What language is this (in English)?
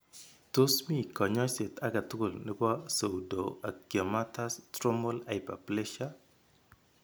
Kalenjin